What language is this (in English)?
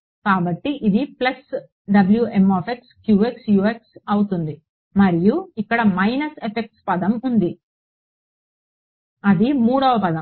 Telugu